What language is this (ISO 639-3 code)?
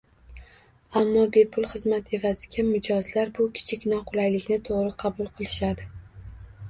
uzb